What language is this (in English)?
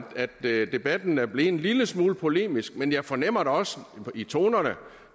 Danish